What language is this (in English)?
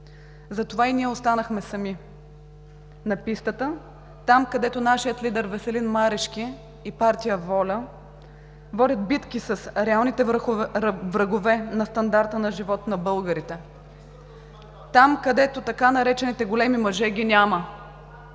Bulgarian